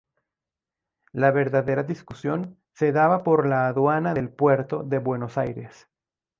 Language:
Spanish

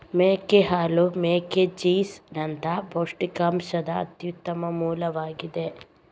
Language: Kannada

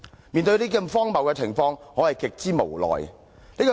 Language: Cantonese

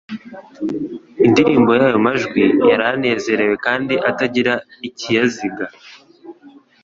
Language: Kinyarwanda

